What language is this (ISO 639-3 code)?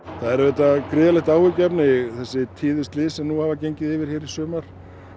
isl